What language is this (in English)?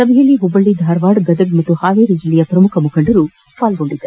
Kannada